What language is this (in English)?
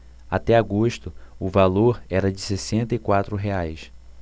Portuguese